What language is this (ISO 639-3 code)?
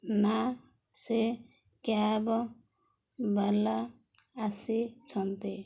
ori